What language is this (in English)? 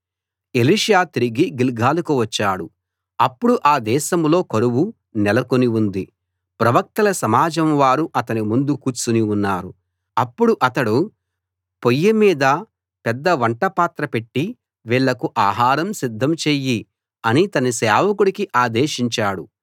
Telugu